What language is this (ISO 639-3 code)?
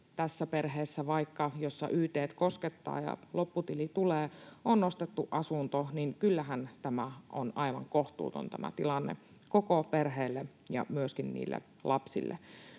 fin